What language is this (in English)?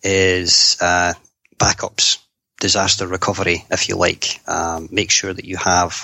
English